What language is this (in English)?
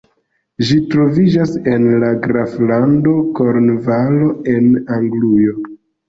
Esperanto